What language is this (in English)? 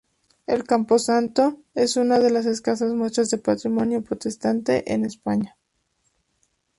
Spanish